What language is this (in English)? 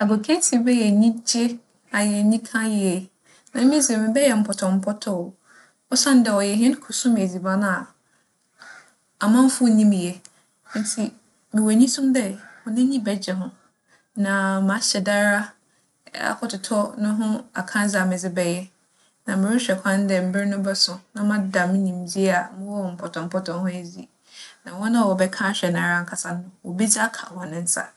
Akan